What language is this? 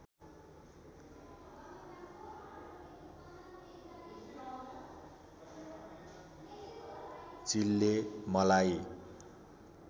Nepali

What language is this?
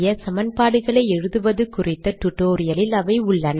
Tamil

